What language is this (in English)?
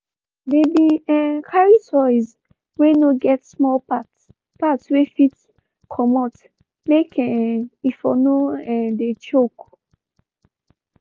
Nigerian Pidgin